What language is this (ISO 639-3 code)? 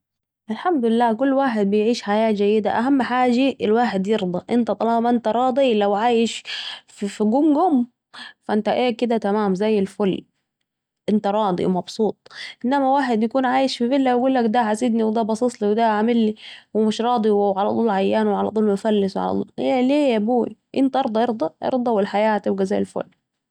aec